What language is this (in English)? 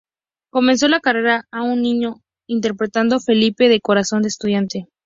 Spanish